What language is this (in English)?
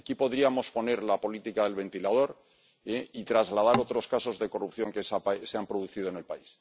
Spanish